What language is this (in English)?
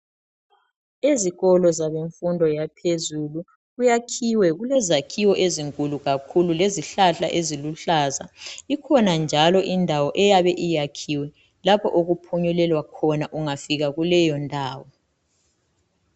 North Ndebele